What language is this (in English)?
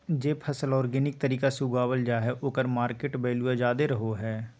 Magahi